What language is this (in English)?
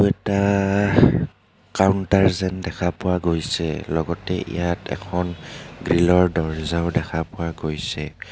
Assamese